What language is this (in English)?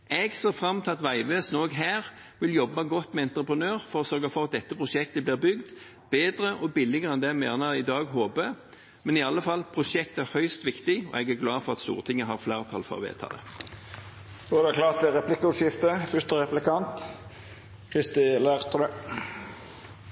Norwegian